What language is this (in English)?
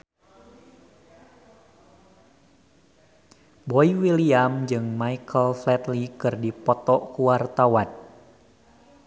Sundanese